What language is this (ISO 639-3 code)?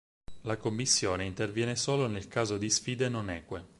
ita